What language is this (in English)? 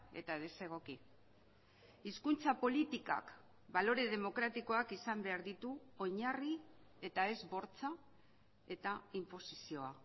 Basque